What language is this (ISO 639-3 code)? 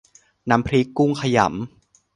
tha